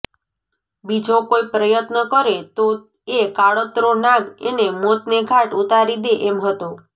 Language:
Gujarati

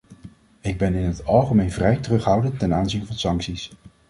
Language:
Dutch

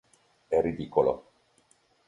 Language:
Italian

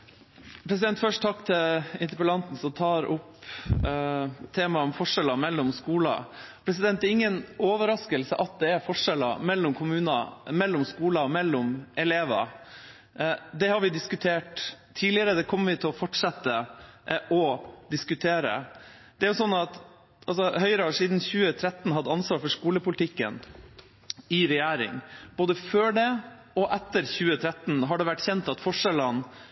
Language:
Norwegian Bokmål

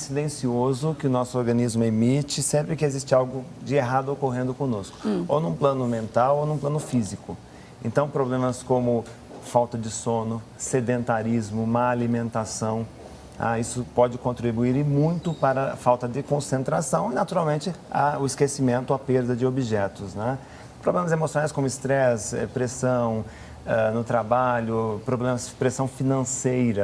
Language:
Portuguese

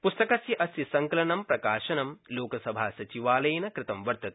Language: Sanskrit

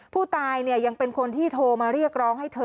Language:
Thai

